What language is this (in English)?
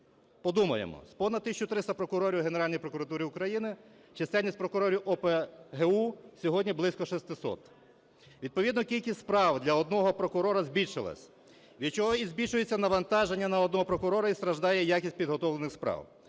Ukrainian